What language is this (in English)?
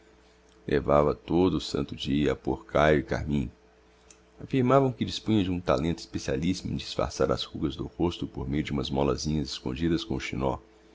Portuguese